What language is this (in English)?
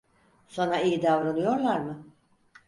Turkish